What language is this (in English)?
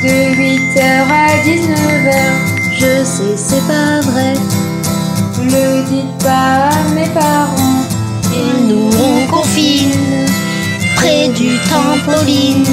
French